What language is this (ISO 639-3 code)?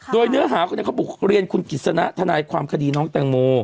tha